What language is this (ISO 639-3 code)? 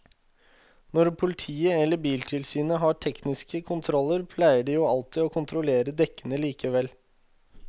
nor